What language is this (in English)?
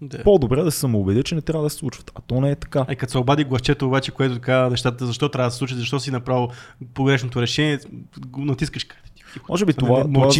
Bulgarian